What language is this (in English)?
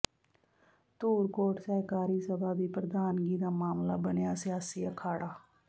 Punjabi